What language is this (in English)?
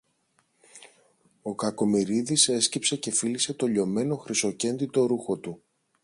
Greek